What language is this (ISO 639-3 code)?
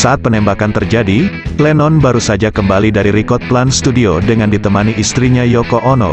ind